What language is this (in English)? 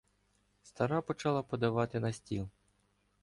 Ukrainian